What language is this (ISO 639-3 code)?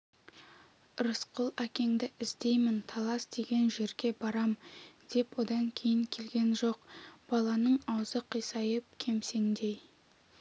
kaz